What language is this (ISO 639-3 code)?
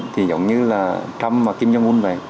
vie